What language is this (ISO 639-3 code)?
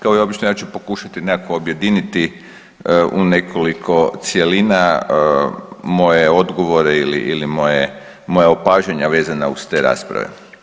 hrv